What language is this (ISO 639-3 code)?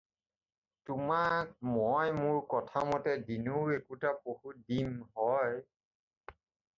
asm